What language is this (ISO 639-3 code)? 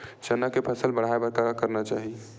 hne